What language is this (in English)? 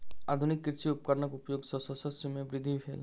Maithili